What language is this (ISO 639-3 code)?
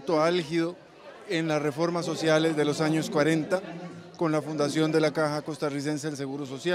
spa